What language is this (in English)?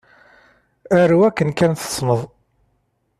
Kabyle